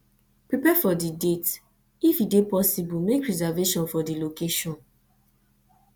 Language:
Nigerian Pidgin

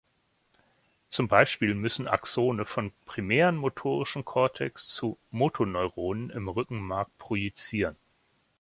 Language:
German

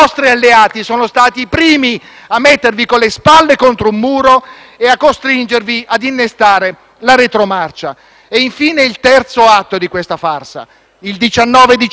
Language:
Italian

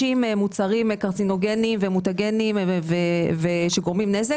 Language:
Hebrew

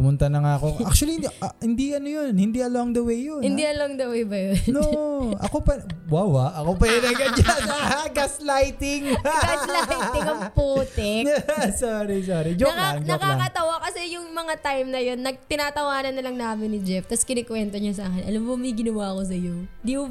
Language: Filipino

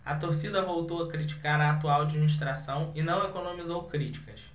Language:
Portuguese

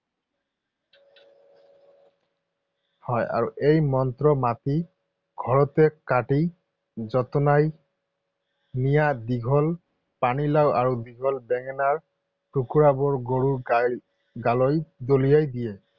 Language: Assamese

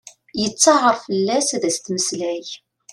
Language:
Kabyle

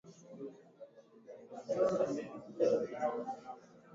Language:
Swahili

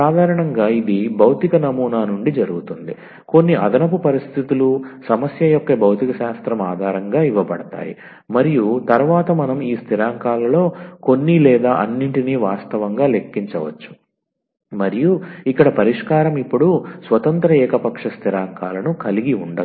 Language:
Telugu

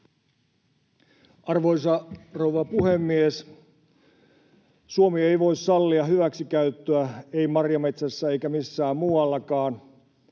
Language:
Finnish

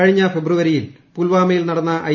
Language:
Malayalam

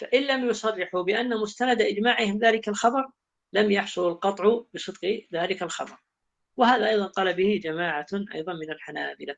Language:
Arabic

